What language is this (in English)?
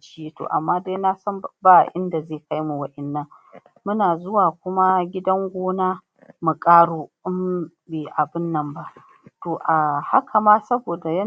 Hausa